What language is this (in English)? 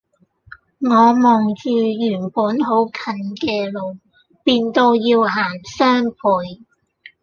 Cantonese